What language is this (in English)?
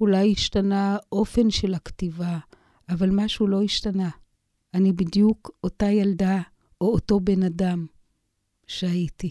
Hebrew